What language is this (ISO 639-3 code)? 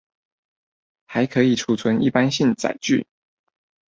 zho